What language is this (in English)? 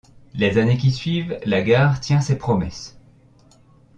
French